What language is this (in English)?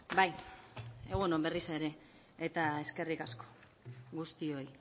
Basque